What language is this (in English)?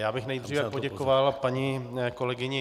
Czech